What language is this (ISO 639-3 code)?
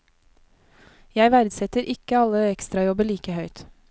nor